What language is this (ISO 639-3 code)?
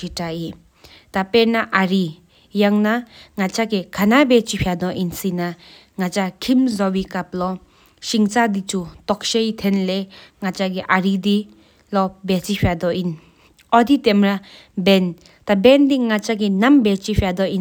sip